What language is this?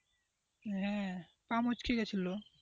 Bangla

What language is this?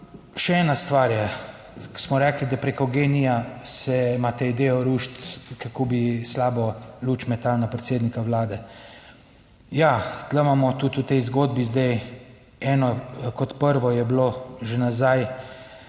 Slovenian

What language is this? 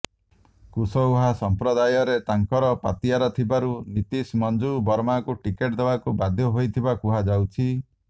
Odia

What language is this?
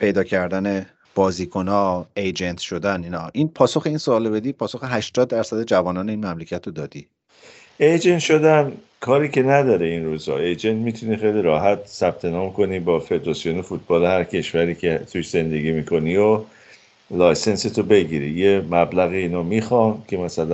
Persian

